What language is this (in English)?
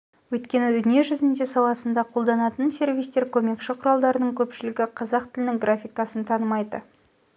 Kazakh